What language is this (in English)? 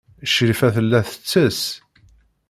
Kabyle